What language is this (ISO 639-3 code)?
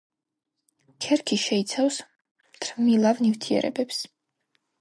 kat